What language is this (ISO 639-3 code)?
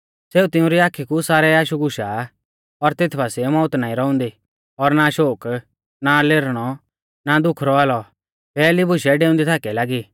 bfz